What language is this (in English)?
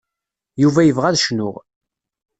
Kabyle